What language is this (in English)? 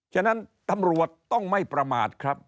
Thai